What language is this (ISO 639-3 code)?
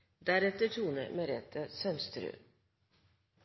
nor